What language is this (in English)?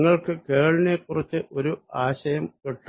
Malayalam